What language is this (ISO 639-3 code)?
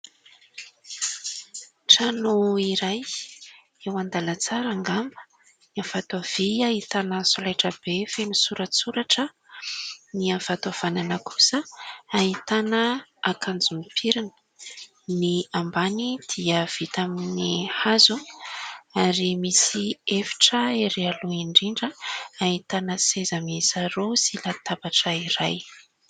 mlg